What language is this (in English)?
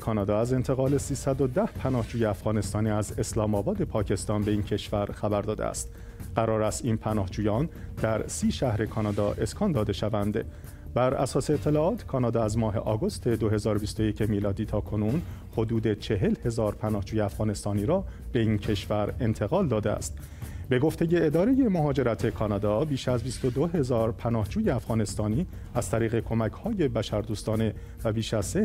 Persian